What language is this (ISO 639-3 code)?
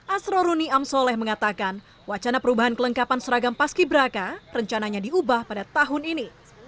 ind